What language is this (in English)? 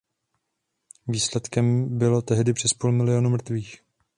Czech